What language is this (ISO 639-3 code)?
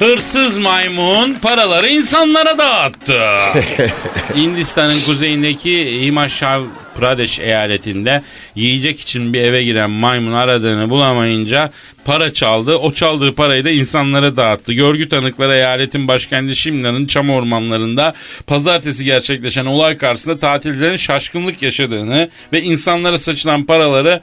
tur